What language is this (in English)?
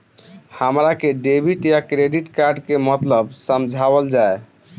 Bhojpuri